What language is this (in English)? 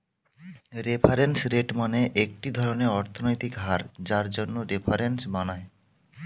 Bangla